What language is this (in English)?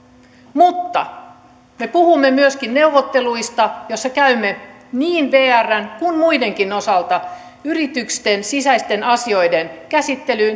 Finnish